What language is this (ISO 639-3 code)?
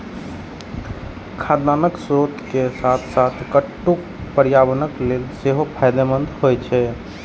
mai